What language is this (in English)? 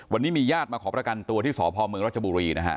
Thai